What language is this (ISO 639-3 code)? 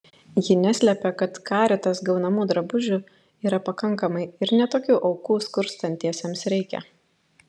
lit